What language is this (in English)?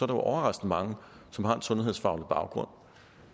Danish